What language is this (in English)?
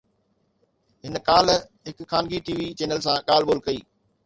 Sindhi